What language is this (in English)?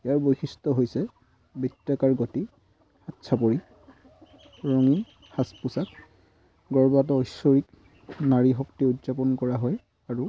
Assamese